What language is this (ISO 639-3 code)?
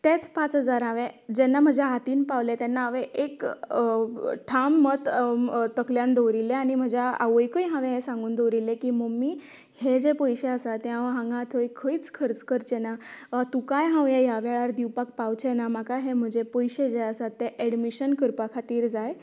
kok